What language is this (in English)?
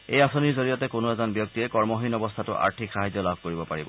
Assamese